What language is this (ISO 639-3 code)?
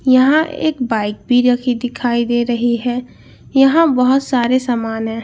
hin